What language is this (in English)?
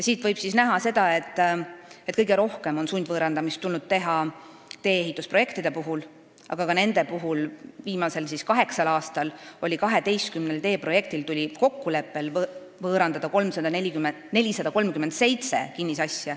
Estonian